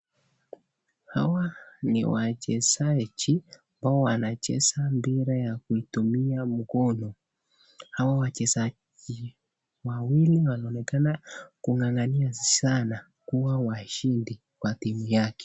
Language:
Swahili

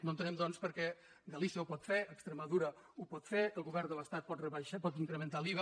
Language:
Catalan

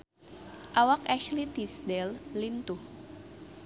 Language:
Sundanese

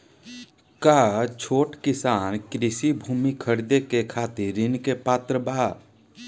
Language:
Bhojpuri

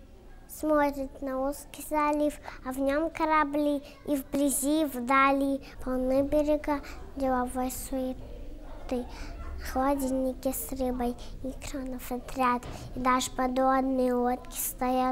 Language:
Russian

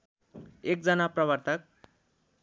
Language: Nepali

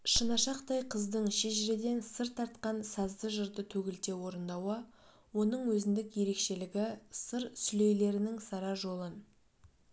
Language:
Kazakh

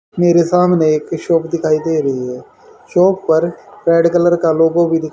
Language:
Hindi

